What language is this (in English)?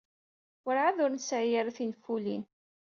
Kabyle